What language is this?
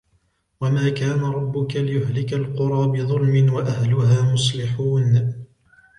Arabic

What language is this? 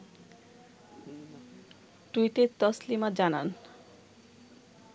Bangla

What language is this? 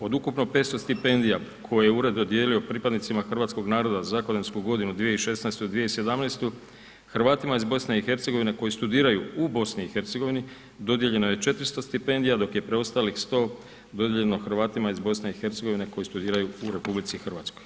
Croatian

